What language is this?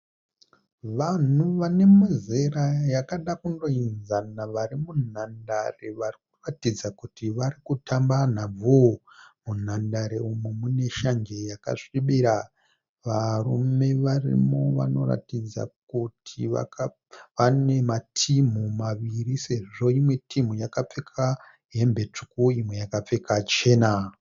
Shona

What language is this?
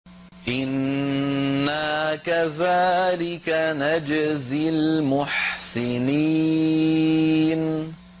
Arabic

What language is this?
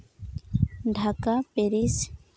Santali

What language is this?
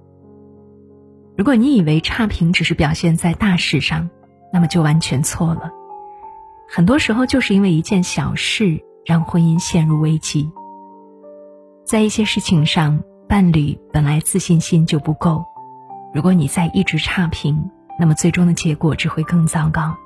Chinese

